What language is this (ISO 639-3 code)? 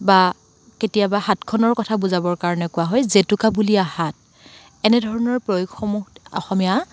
asm